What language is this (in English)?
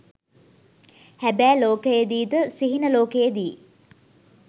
Sinhala